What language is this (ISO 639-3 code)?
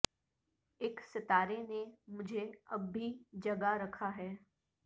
urd